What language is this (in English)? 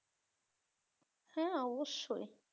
Bangla